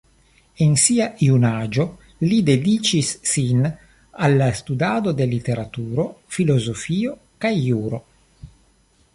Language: Esperanto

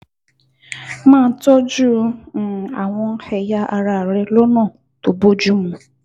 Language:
Yoruba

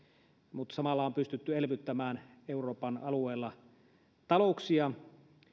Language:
Finnish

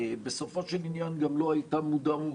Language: Hebrew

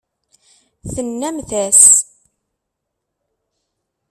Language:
Kabyle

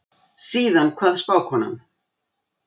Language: Icelandic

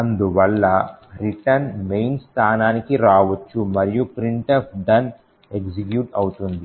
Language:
Telugu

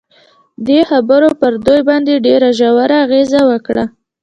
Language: Pashto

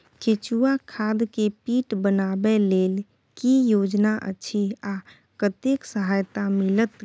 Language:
Maithili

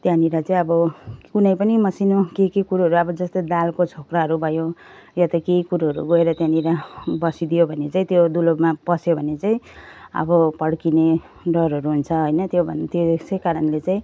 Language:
Nepali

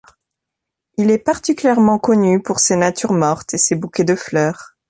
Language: French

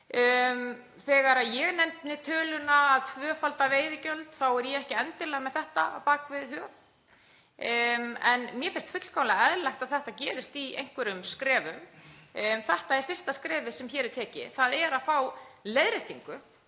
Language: Icelandic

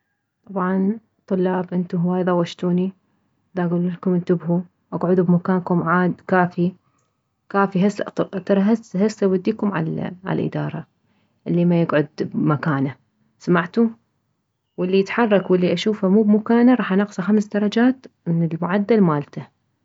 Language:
Mesopotamian Arabic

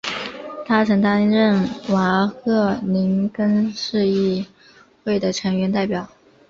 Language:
Chinese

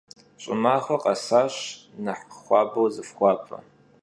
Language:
Kabardian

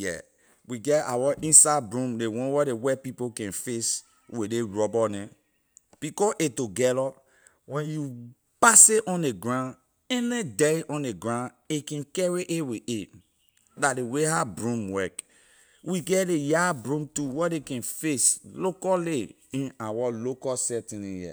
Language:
Liberian English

